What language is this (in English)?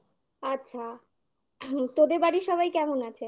Bangla